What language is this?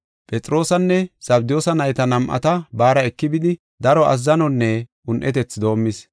Gofa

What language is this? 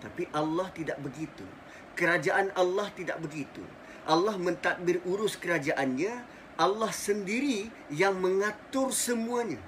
Malay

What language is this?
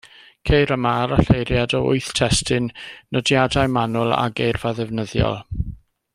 Welsh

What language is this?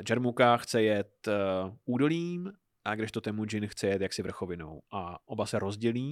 Czech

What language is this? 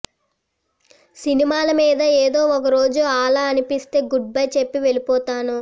Telugu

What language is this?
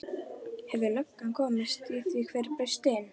Icelandic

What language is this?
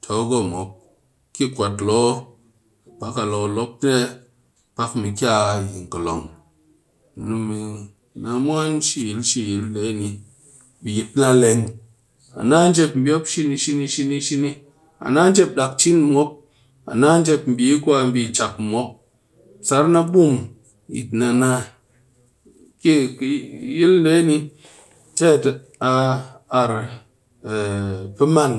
Cakfem-Mushere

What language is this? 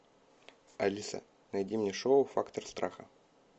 Russian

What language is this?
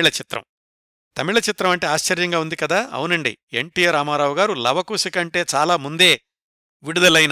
Telugu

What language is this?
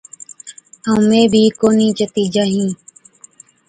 Od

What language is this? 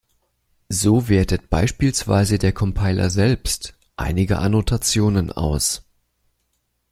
German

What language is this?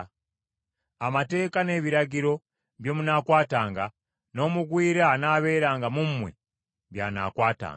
Ganda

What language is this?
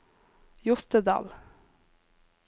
Norwegian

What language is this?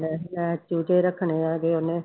Punjabi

